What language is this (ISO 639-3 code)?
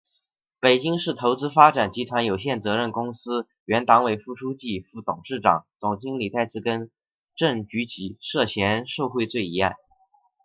zho